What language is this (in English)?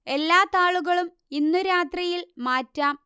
Malayalam